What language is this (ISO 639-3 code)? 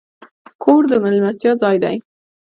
pus